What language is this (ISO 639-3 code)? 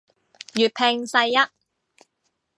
yue